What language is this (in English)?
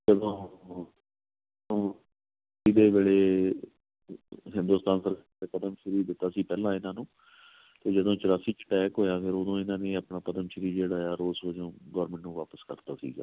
Punjabi